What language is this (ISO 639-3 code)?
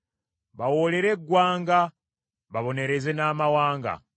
lug